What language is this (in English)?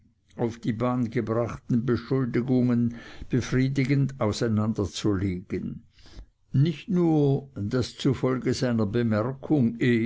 German